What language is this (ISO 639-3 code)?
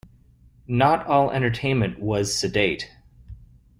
eng